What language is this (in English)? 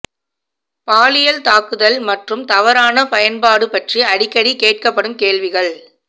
Tamil